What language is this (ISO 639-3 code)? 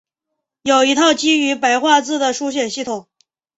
zho